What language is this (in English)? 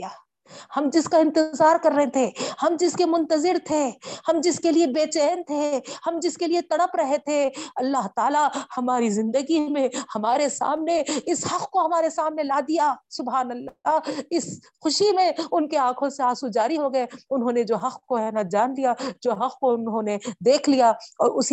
Urdu